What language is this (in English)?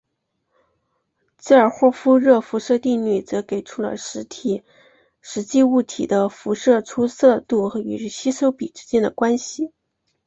Chinese